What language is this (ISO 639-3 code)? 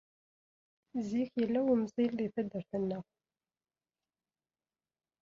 kab